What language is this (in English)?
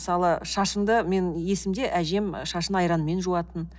Kazakh